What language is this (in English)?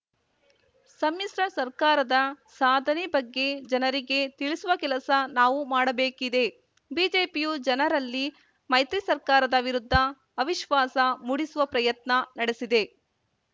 Kannada